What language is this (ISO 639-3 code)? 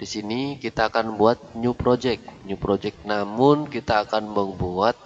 ind